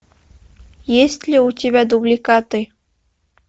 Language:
Russian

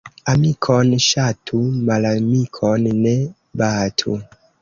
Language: Esperanto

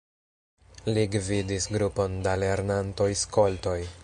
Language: Esperanto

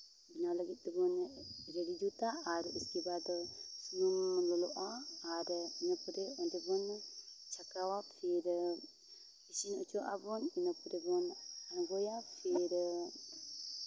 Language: Santali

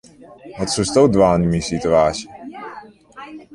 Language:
Western Frisian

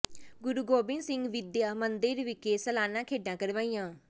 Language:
Punjabi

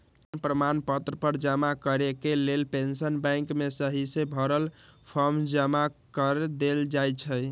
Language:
Magahi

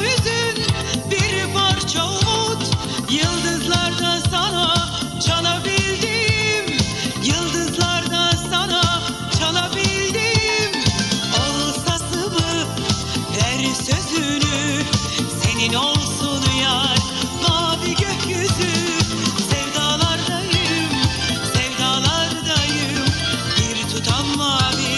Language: Turkish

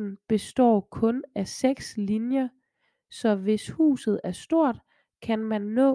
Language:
Danish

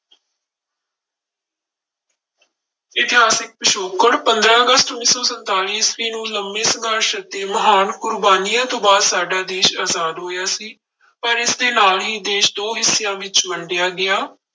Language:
Punjabi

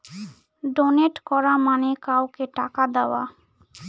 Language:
Bangla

